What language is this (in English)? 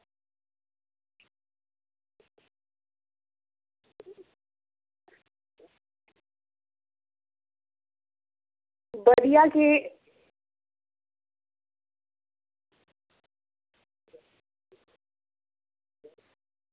Dogri